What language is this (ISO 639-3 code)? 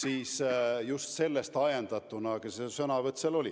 est